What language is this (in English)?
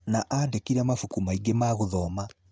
Kikuyu